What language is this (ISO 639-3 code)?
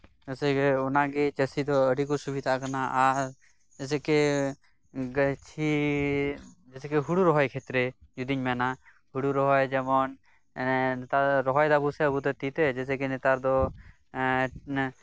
sat